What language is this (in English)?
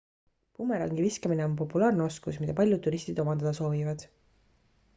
Estonian